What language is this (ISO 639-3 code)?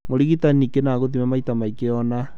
kik